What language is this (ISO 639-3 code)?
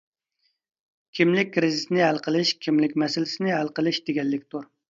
uig